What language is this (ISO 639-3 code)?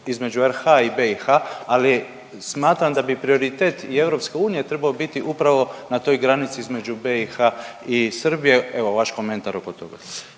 hrv